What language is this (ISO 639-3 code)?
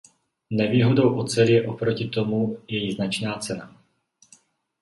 ces